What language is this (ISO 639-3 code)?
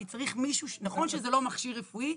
heb